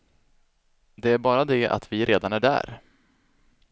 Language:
Swedish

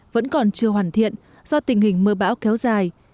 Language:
Vietnamese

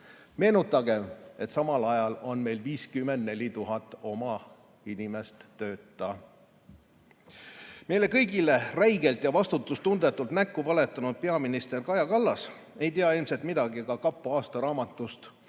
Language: Estonian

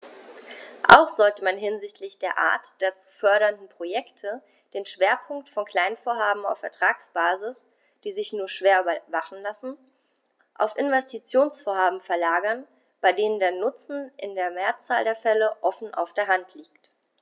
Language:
German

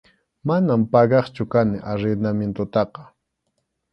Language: Arequipa-La Unión Quechua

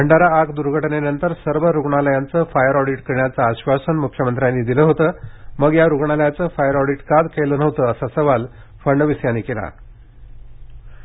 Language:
Marathi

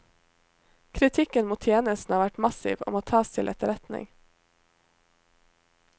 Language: Norwegian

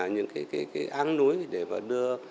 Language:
Vietnamese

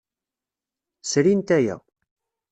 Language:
Kabyle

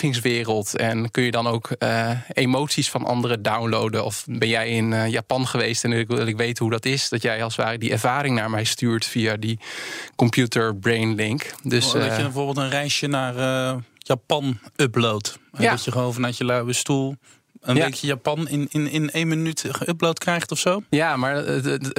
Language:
Dutch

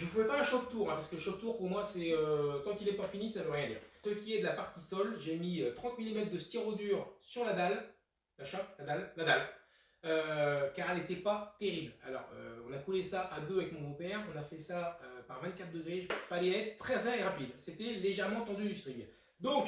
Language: French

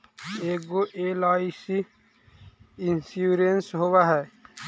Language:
Magahi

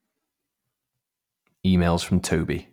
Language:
English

